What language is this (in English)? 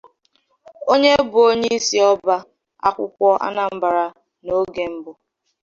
Igbo